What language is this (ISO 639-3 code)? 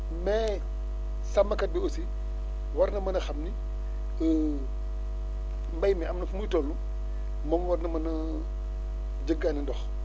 wol